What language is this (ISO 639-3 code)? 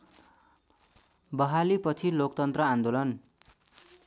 nep